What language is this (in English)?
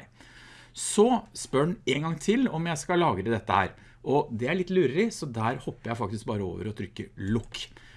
Norwegian